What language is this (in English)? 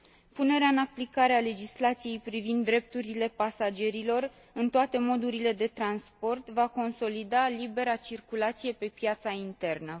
Romanian